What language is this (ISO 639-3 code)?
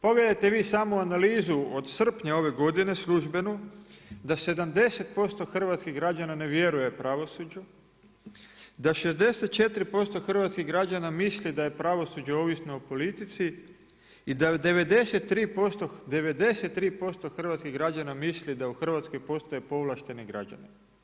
hrv